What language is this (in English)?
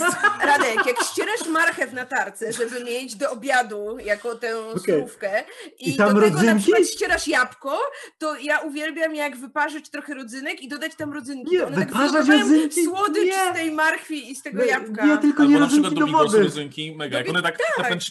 Polish